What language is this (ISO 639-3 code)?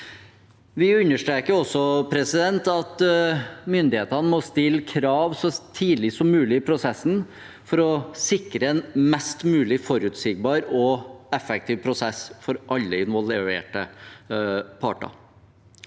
nor